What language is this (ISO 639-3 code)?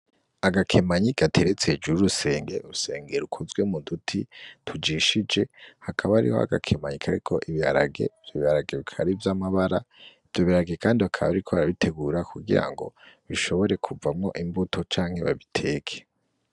run